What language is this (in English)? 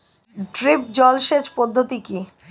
Bangla